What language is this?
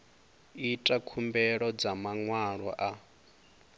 Venda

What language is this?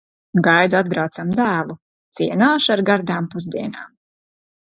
Latvian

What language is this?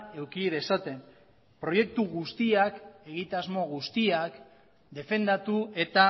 Basque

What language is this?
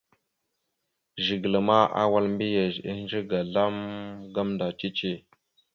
Mada (Cameroon)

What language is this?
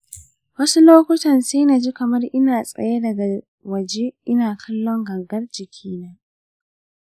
Hausa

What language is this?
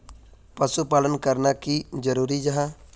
Magahi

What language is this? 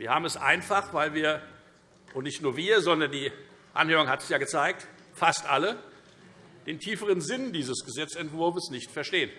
German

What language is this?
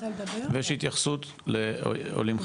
Hebrew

